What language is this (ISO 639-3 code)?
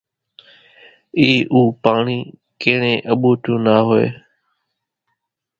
gjk